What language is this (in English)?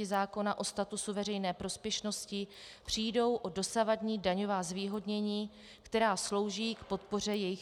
Czech